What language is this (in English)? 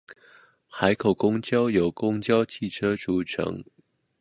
Chinese